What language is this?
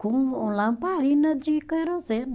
Portuguese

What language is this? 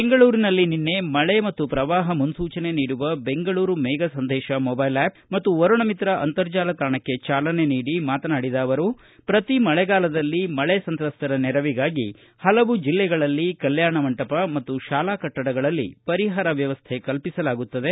Kannada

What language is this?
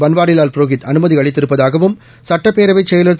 Tamil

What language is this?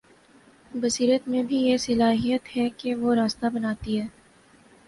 Urdu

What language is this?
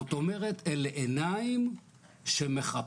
Hebrew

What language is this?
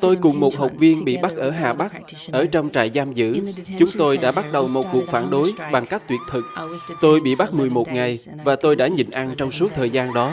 Vietnamese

